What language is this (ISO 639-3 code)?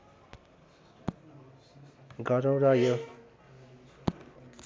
nep